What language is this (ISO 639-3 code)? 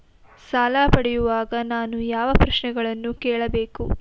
kan